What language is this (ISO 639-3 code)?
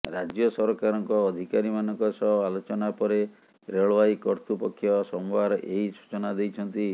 ori